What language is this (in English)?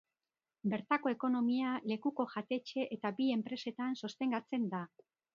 Basque